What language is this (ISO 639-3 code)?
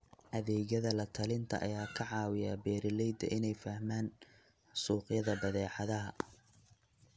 som